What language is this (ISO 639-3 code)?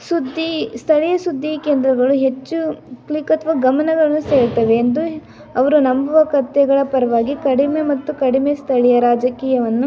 kan